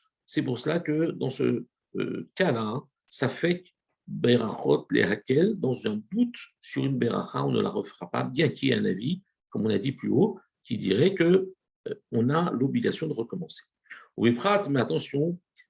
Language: French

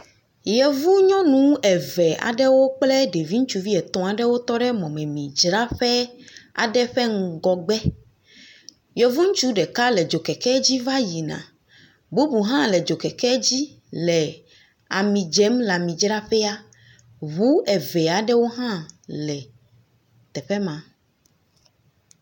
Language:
Ewe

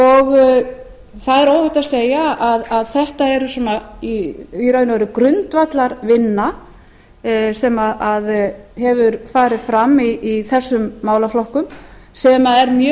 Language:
Icelandic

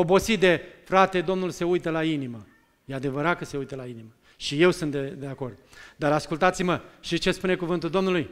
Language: Romanian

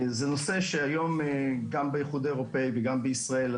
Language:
Hebrew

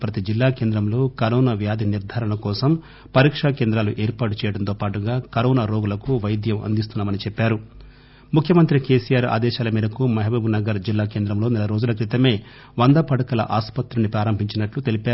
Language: Telugu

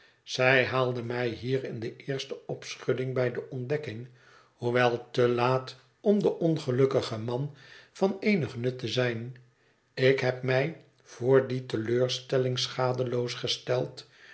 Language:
Dutch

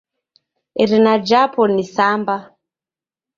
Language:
Taita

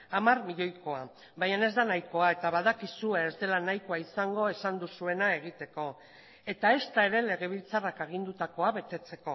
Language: Basque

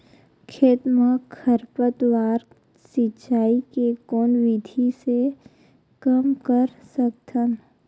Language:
Chhattisgarhi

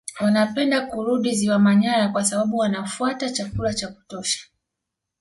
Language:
Swahili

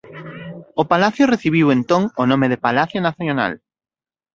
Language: Galician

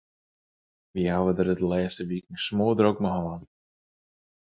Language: Western Frisian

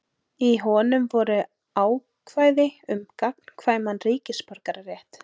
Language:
Icelandic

